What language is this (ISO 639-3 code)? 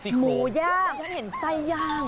tha